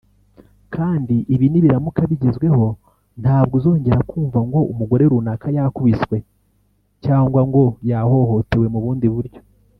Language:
Kinyarwanda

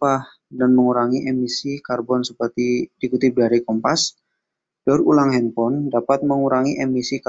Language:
Indonesian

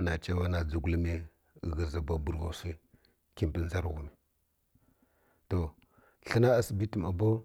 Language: Kirya-Konzəl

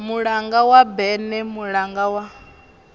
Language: Venda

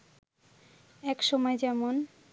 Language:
Bangla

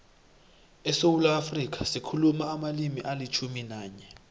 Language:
South Ndebele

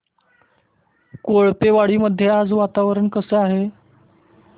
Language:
Marathi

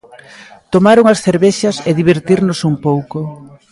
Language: Galician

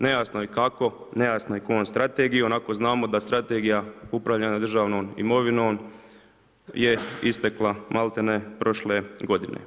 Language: Croatian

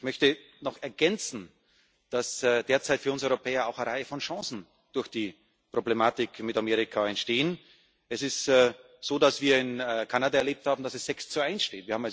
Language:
German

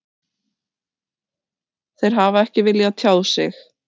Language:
Icelandic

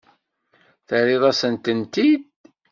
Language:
Kabyle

